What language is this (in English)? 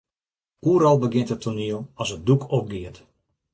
Western Frisian